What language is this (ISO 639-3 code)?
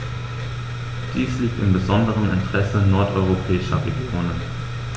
deu